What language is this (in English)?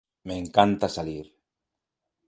Spanish